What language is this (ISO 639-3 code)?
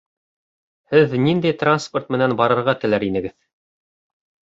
bak